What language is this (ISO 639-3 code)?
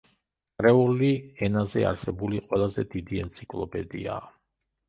kat